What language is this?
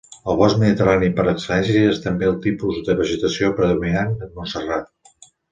Catalan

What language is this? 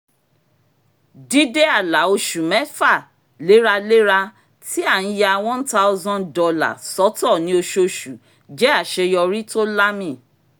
Yoruba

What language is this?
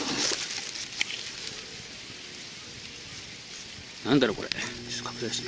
Japanese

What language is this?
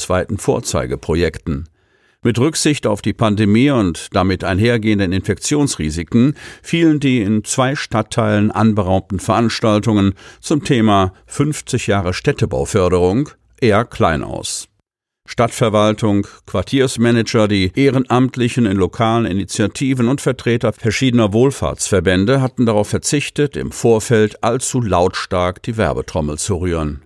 German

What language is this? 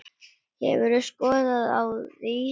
Icelandic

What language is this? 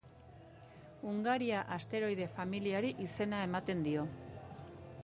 Basque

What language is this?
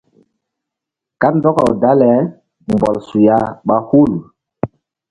Mbum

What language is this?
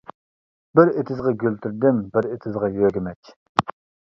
Uyghur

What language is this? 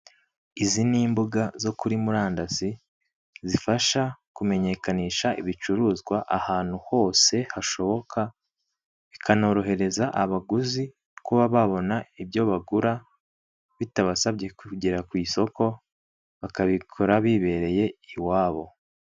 Kinyarwanda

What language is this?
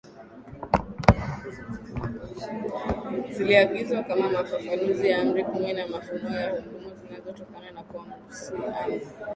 Swahili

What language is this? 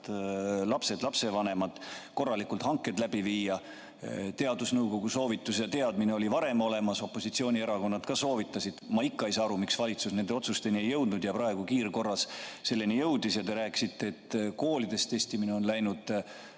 Estonian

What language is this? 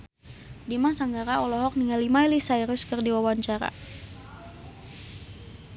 Sundanese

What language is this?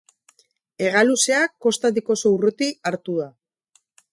Basque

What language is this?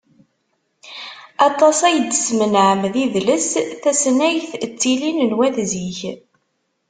Kabyle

